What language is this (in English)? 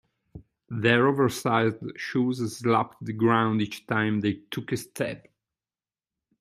English